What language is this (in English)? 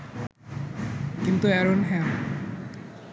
Bangla